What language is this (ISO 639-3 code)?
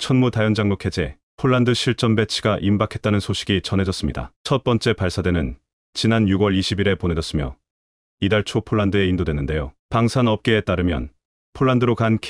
kor